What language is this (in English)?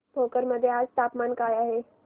Marathi